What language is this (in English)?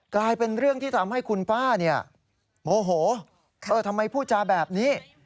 Thai